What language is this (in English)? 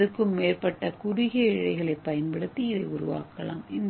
Tamil